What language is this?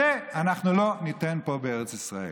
Hebrew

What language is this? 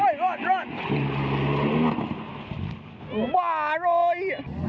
Thai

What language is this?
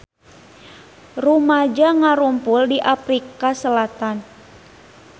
Sundanese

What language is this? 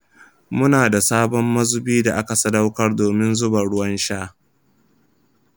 Hausa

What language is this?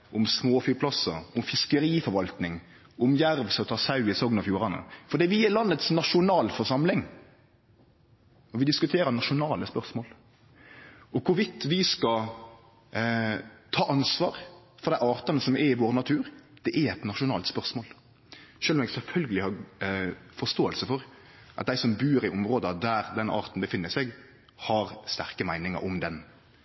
Norwegian Nynorsk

